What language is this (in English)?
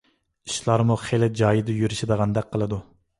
Uyghur